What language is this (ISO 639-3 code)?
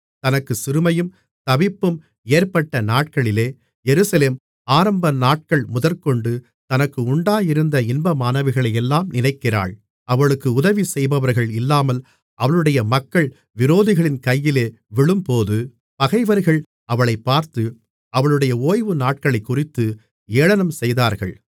tam